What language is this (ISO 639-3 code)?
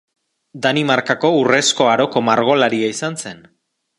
eus